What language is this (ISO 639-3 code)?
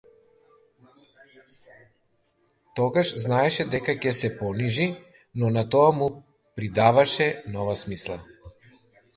mkd